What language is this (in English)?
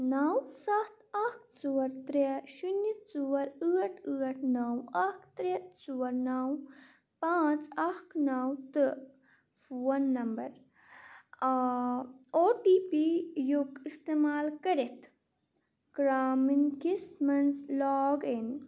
Kashmiri